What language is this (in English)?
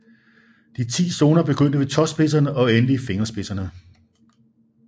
Danish